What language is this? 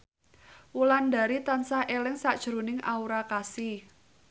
Javanese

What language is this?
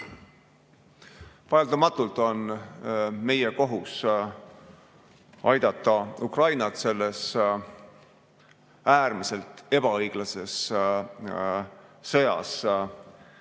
Estonian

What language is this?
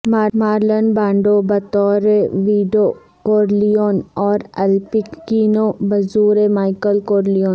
Urdu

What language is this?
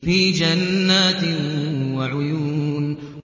Arabic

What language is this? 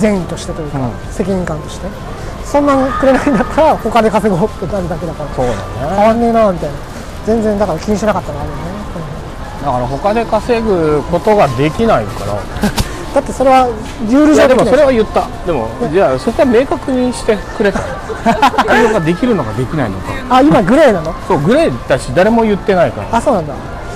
Japanese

